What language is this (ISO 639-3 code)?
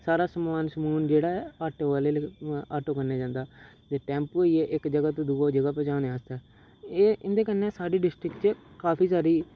doi